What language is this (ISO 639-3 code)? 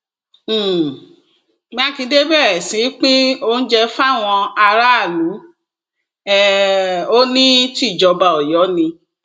yor